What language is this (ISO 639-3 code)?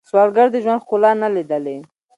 pus